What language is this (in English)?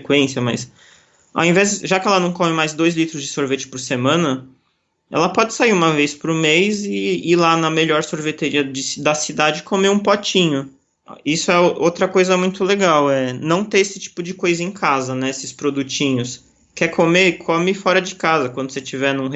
Portuguese